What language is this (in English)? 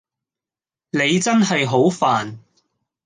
Cantonese